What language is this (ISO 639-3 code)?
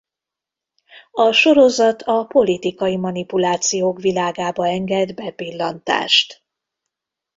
hun